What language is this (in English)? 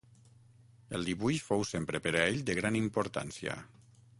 Catalan